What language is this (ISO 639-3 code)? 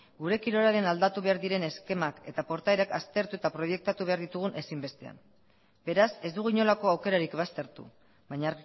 eus